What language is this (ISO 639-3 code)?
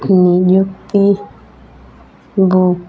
ori